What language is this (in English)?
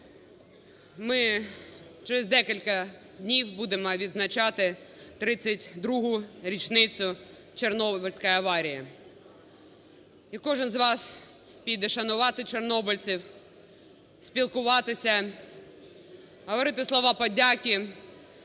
Ukrainian